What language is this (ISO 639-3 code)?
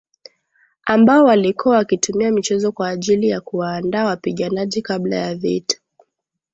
swa